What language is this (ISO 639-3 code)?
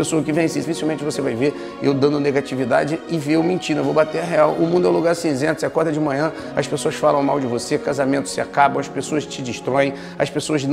por